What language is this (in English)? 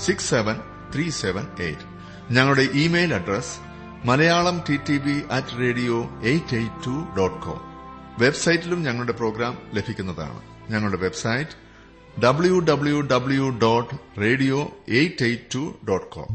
Malayalam